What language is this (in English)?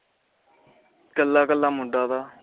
Punjabi